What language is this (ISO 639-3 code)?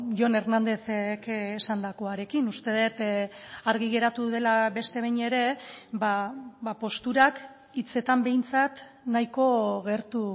eus